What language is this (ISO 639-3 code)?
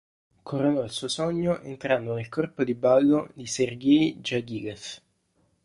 ita